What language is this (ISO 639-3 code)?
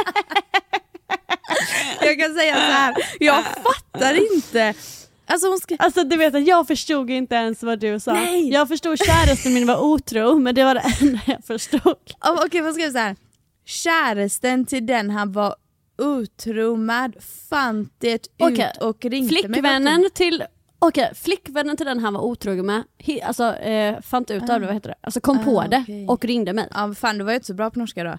swe